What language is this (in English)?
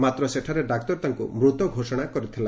Odia